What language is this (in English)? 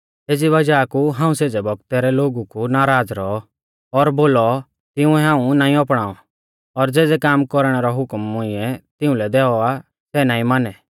Mahasu Pahari